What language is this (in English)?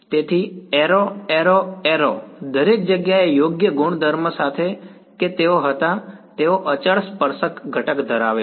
Gujarati